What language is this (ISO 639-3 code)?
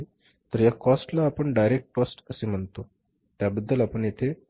mar